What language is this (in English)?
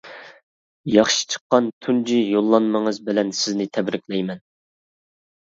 Uyghur